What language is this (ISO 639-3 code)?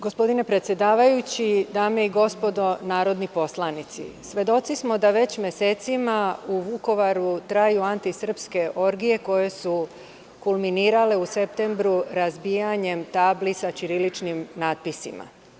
srp